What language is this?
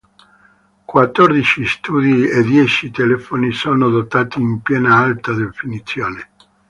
Italian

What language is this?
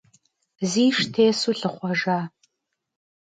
Kabardian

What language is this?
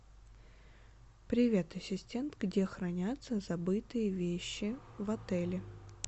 Russian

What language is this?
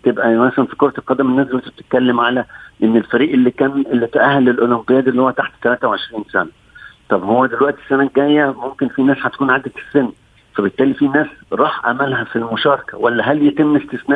Arabic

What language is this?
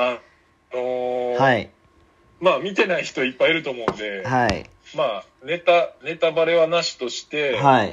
Japanese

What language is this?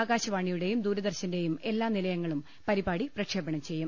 Malayalam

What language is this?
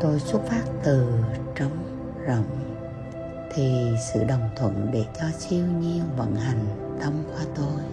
Vietnamese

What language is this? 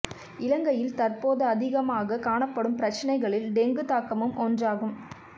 Tamil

